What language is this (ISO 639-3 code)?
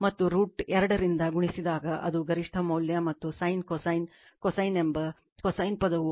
kan